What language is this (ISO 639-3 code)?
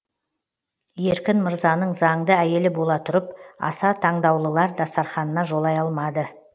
kaz